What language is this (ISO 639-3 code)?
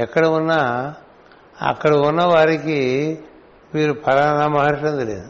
tel